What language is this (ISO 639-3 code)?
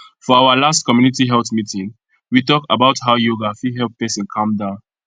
pcm